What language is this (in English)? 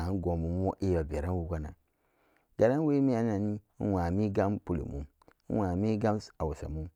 Samba Daka